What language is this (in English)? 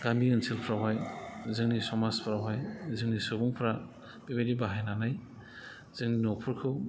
Bodo